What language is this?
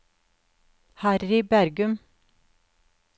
Norwegian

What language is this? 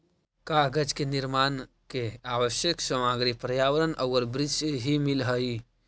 Magahi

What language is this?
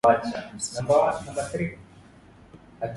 Swahili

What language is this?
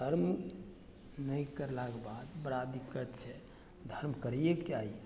Maithili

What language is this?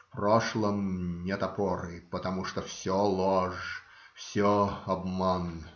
Russian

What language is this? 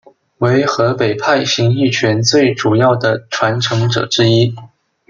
Chinese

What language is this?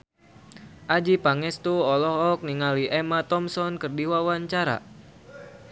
Sundanese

